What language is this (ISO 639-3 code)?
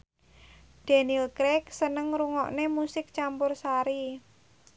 jav